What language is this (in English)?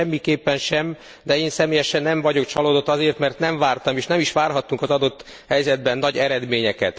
Hungarian